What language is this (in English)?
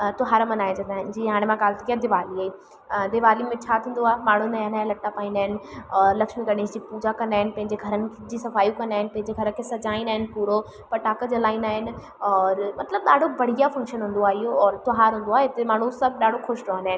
Sindhi